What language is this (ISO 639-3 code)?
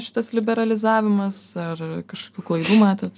lit